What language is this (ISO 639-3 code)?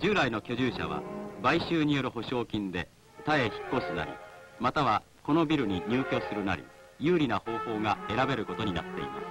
jpn